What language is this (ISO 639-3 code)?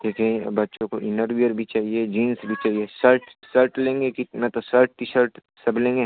hin